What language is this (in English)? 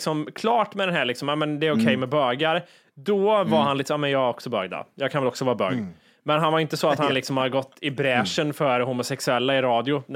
Swedish